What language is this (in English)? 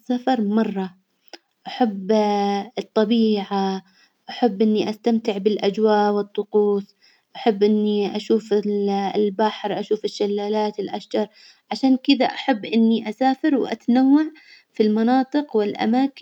Hijazi Arabic